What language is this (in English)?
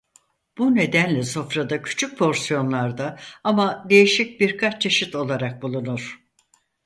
Turkish